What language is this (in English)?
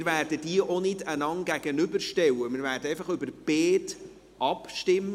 Swiss German